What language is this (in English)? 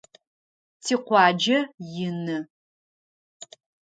Adyghe